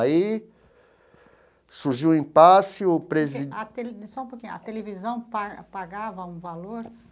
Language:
Portuguese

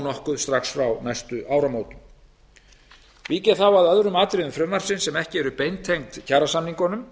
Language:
Icelandic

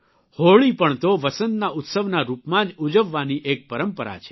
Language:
Gujarati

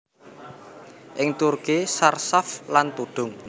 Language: Javanese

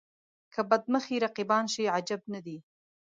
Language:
Pashto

